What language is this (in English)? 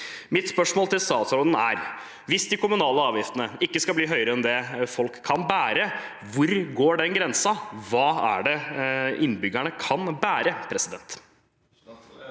Norwegian